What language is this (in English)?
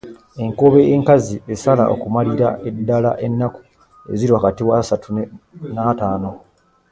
Ganda